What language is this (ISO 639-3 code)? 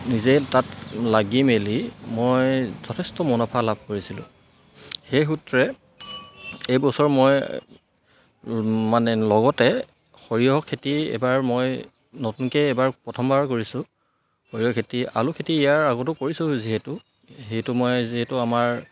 asm